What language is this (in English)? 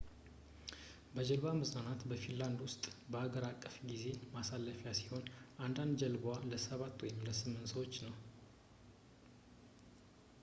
Amharic